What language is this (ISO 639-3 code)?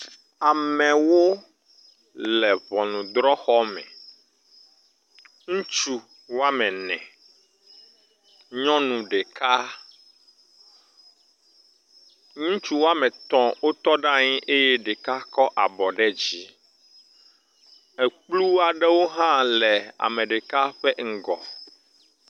ewe